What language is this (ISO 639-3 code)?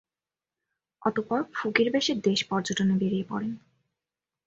ben